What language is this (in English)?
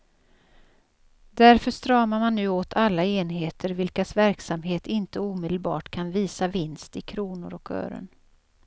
Swedish